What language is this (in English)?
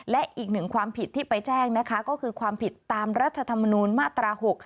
Thai